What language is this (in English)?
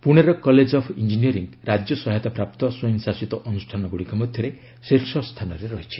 Odia